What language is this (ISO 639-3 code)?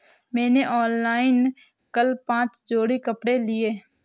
hin